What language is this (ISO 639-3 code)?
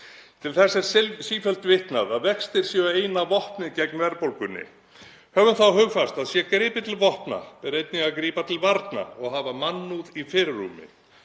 isl